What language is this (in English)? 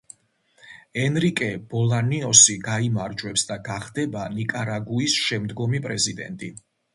Georgian